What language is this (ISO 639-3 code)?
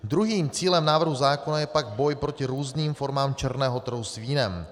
ces